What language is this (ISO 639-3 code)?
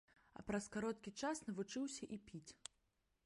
bel